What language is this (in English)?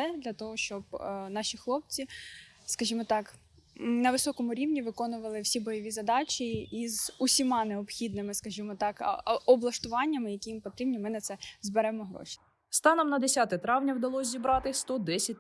Ukrainian